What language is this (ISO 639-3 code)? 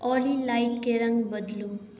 mai